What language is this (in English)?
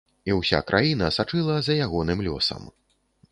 Belarusian